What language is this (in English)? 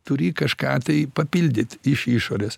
Lithuanian